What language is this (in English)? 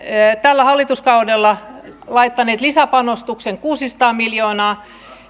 Finnish